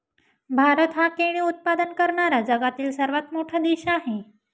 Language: Marathi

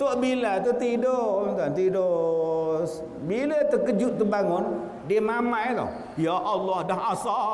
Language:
Malay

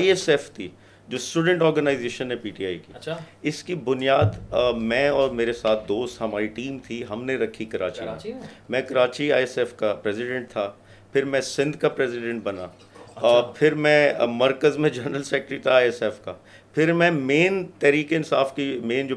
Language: Urdu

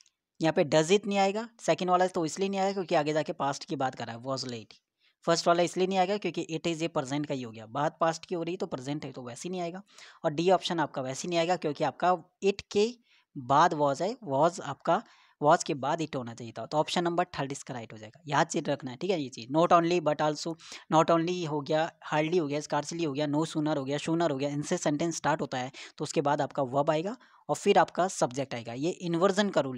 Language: Hindi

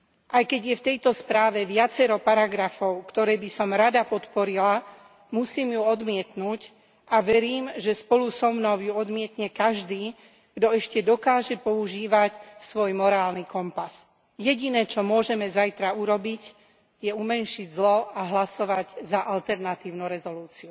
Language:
Slovak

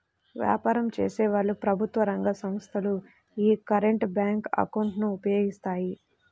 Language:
Telugu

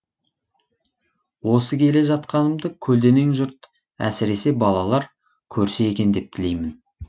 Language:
Kazakh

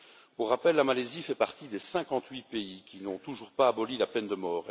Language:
French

